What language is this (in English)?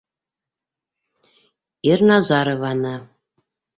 Bashkir